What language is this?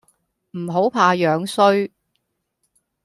Cantonese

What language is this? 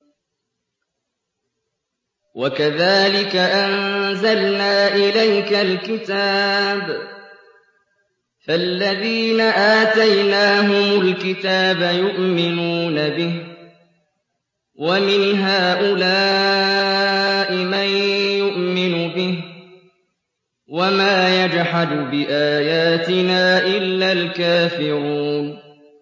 Arabic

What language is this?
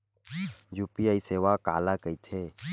Chhattisgarhi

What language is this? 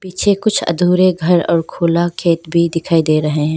Hindi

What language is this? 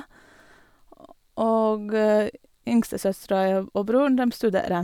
Norwegian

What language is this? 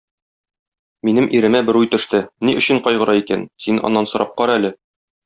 Tatar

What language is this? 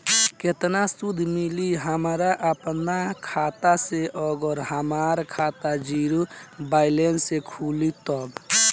Bhojpuri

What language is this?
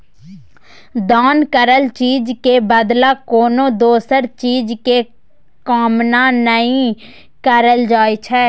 Maithili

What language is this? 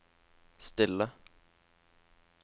Norwegian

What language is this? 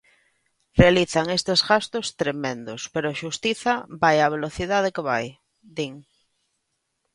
Galician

